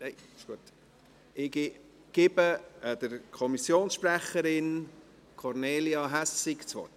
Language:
Swiss German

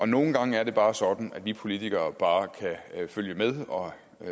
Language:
Danish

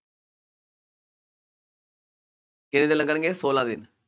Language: Punjabi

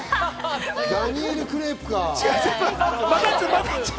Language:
Japanese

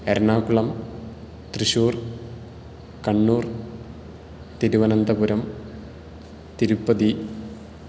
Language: Sanskrit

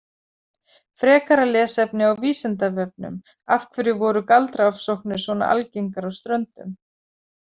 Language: Icelandic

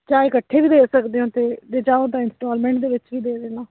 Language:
Punjabi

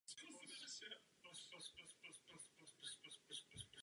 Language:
Czech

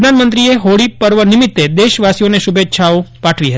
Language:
Gujarati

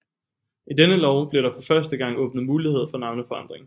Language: Danish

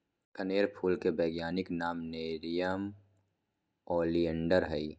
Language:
Magahi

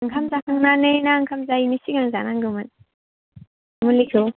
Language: Bodo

